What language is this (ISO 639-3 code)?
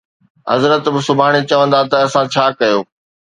snd